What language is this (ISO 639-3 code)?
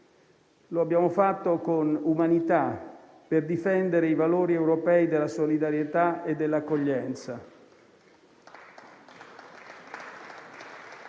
ita